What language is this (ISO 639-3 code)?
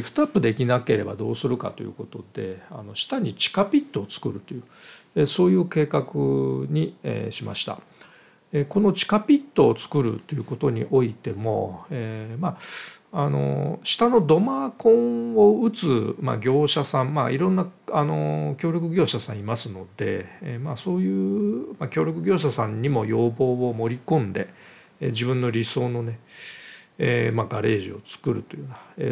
jpn